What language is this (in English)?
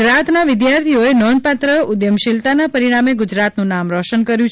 Gujarati